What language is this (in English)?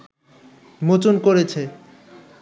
Bangla